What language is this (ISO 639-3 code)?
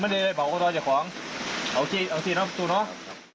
tha